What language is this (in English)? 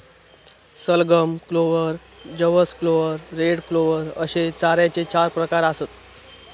Marathi